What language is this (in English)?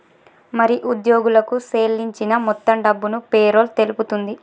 Telugu